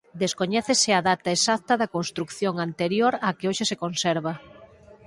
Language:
Galician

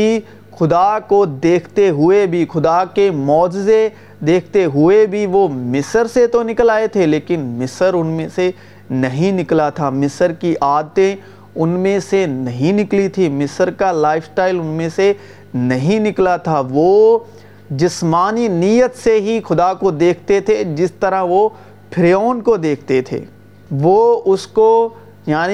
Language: Urdu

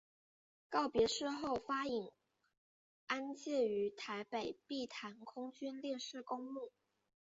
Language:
Chinese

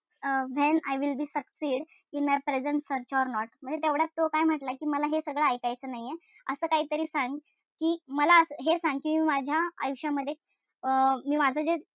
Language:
Marathi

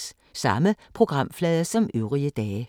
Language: Danish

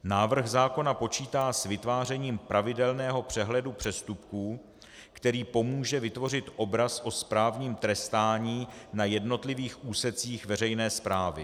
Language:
Czech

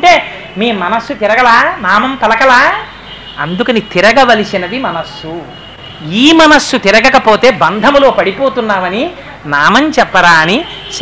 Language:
Telugu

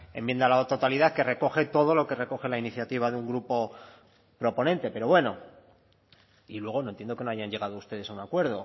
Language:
Spanish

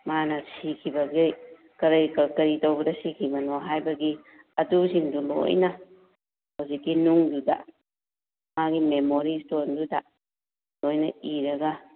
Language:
Manipuri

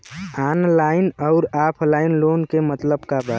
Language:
Bhojpuri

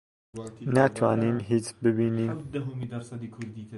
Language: Central Kurdish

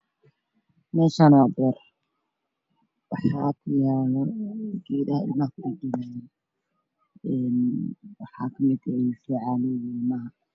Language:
Somali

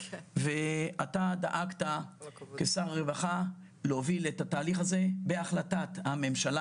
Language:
Hebrew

